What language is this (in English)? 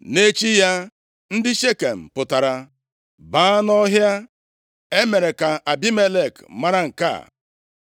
Igbo